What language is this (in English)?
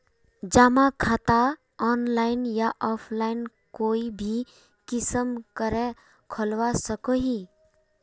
Magahi